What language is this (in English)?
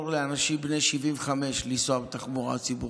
Hebrew